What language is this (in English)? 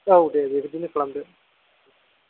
Bodo